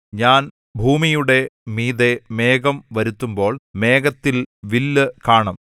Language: Malayalam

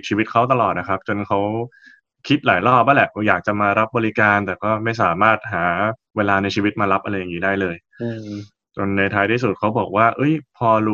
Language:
Thai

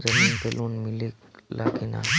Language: Bhojpuri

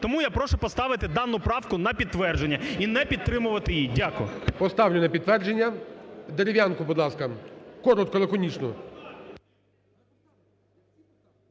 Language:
Ukrainian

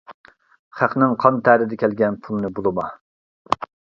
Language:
Uyghur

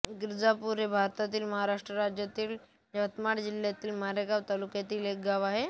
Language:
Marathi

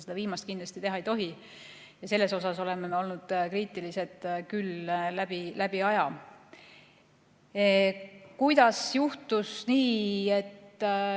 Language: Estonian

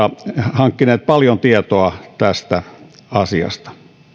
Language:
Finnish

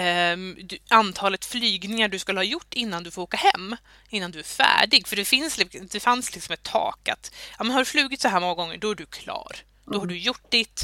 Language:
Swedish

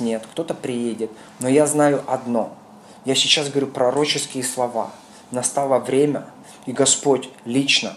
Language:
Russian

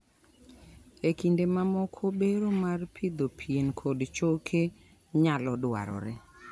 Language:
Luo (Kenya and Tanzania)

